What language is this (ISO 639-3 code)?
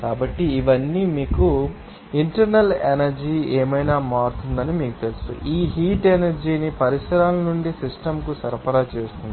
tel